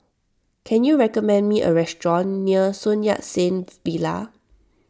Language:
English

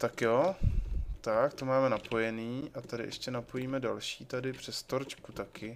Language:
Czech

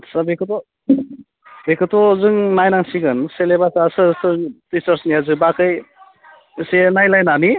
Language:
Bodo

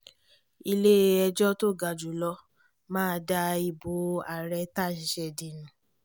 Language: Yoruba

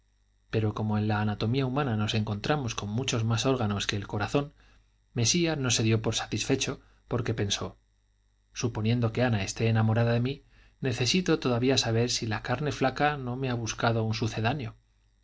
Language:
Spanish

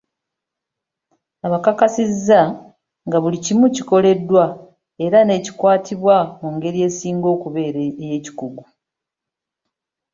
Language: Ganda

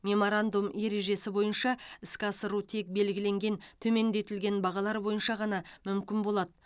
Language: Kazakh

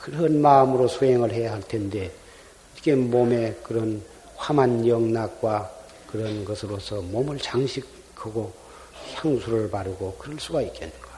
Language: Korean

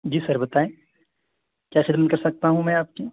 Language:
Urdu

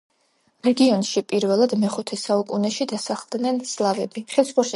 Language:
Georgian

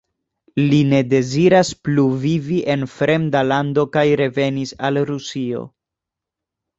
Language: Esperanto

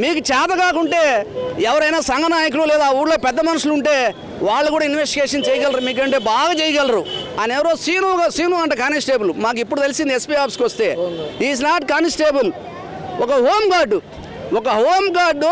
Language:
Telugu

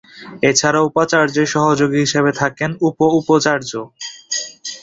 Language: Bangla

